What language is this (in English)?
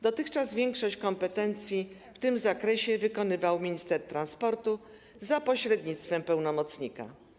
Polish